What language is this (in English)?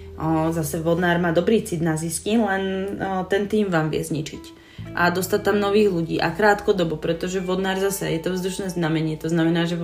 Slovak